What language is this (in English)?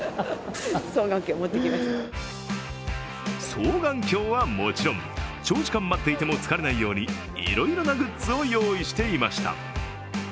Japanese